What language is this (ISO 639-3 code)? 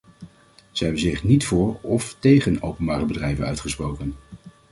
nld